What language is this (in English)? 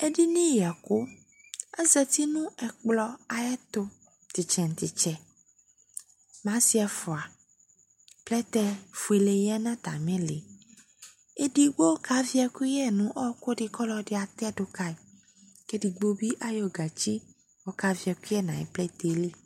Ikposo